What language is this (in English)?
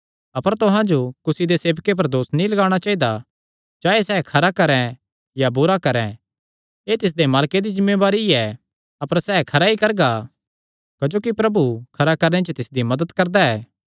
Kangri